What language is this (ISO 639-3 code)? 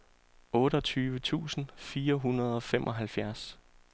dan